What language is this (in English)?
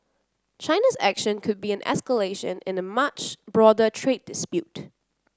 English